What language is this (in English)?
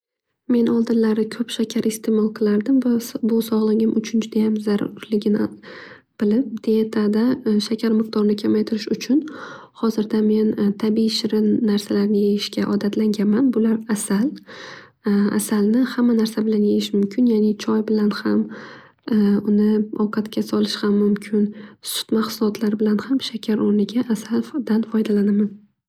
Uzbek